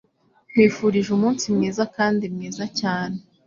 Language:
Kinyarwanda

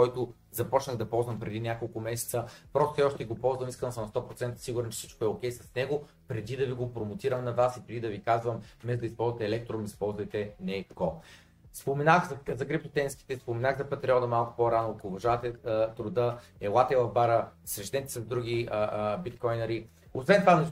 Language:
Bulgarian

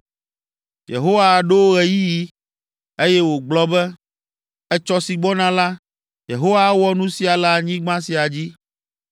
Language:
Ewe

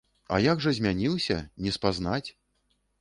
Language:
Belarusian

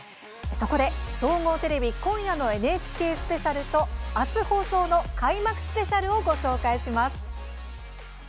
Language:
Japanese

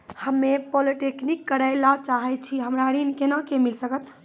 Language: Maithili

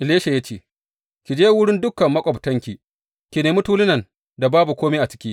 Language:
Hausa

